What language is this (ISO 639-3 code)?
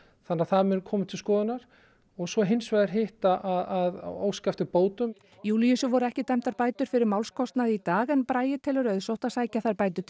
isl